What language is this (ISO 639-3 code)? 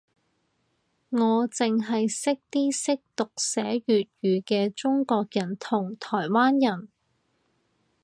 yue